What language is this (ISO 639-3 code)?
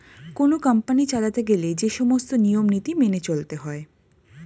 ben